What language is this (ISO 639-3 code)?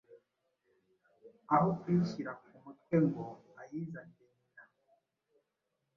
kin